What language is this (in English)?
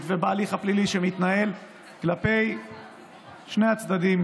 Hebrew